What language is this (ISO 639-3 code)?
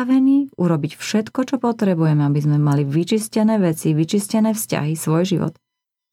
slk